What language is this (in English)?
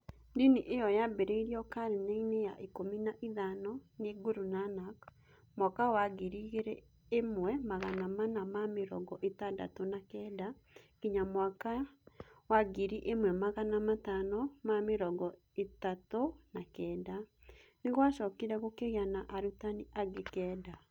Kikuyu